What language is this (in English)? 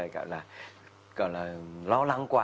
Vietnamese